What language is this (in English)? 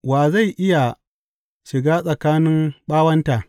Hausa